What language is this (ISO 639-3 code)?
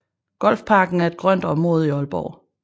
dan